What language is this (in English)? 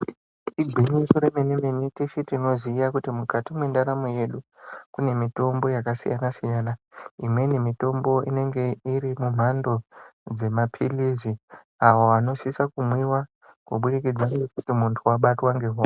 Ndau